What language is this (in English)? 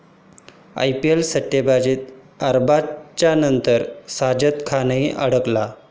Marathi